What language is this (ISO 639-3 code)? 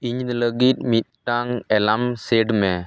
sat